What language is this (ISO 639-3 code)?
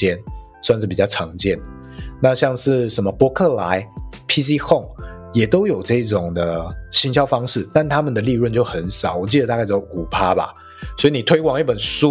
zho